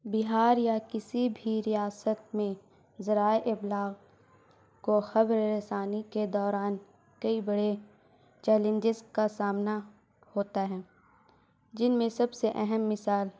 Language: Urdu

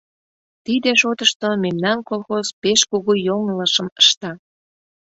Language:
Mari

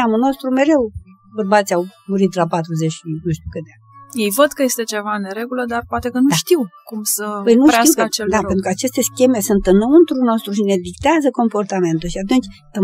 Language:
Romanian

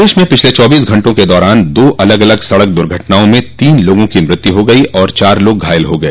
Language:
Hindi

